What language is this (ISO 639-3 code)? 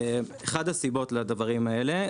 heb